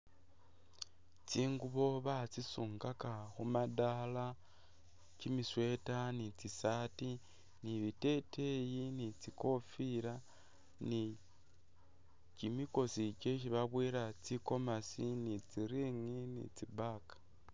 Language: Masaaba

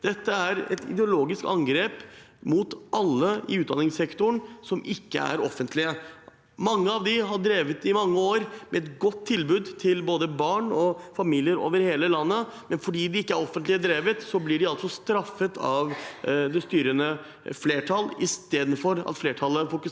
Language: Norwegian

